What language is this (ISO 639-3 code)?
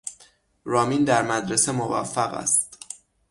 fas